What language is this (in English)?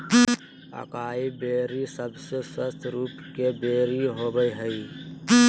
Magahi